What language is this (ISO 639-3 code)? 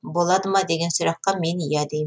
kaz